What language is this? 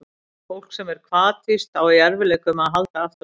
Icelandic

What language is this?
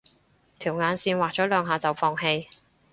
Cantonese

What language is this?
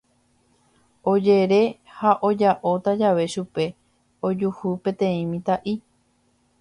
Guarani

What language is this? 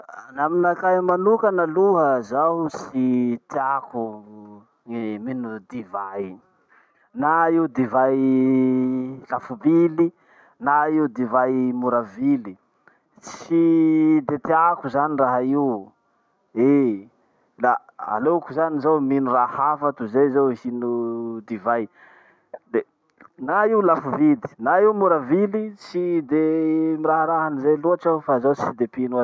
Masikoro Malagasy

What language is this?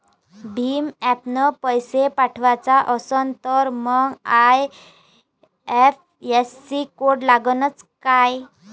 Marathi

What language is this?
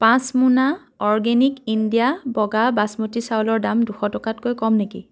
Assamese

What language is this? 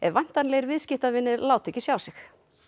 Icelandic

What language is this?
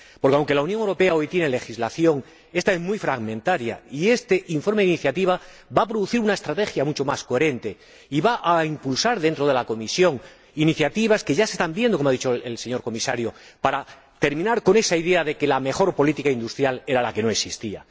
Spanish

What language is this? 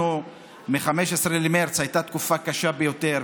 Hebrew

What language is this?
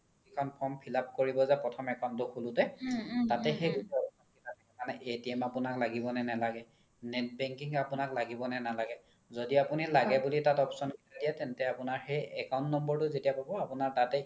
Assamese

